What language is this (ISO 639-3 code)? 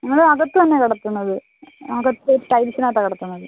mal